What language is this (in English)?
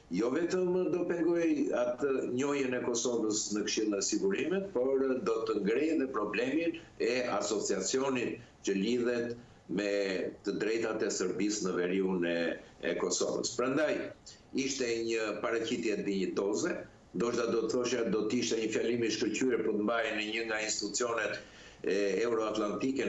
Romanian